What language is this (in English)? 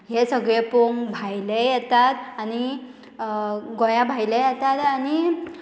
Konkani